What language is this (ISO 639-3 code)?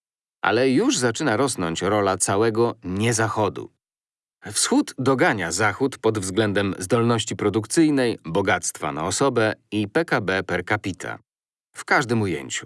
pol